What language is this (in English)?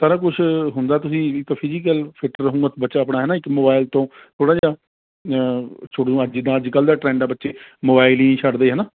Punjabi